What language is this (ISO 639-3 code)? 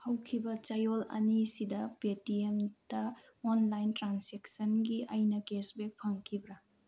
mni